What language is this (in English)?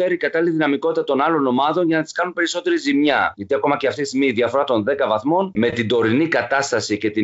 Greek